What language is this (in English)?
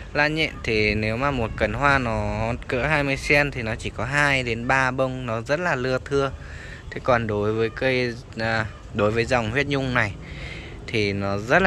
Vietnamese